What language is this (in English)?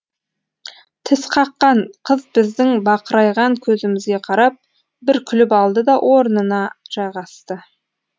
Kazakh